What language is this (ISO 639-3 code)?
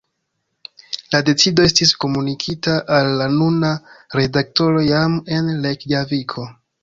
epo